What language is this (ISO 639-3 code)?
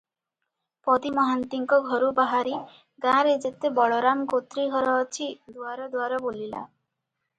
ori